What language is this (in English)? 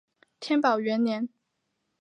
Chinese